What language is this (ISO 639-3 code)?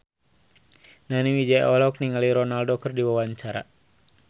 sun